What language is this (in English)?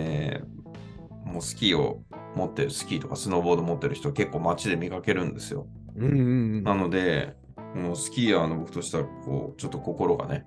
Japanese